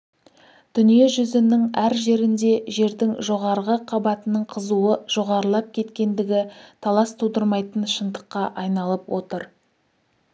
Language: Kazakh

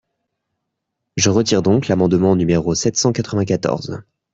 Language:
French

